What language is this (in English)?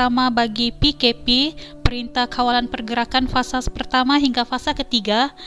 Malay